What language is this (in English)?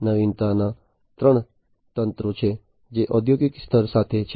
Gujarati